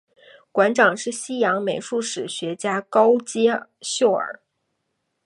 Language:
Chinese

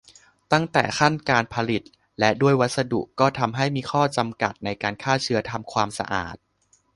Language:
Thai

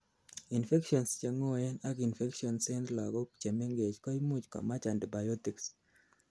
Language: Kalenjin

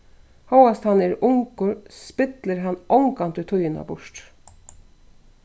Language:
Faroese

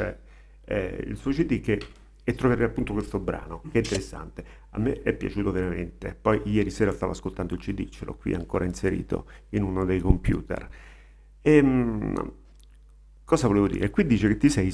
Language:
Italian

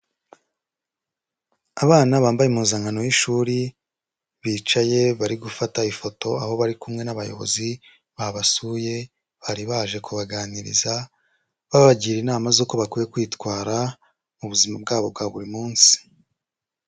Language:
Kinyarwanda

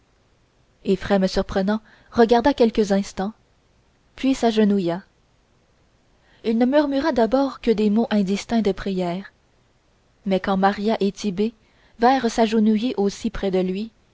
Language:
French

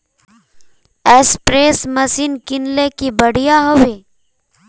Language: Magahi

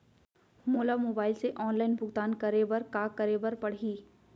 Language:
Chhattisgarhi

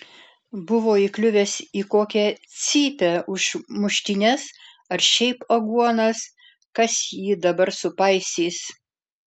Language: Lithuanian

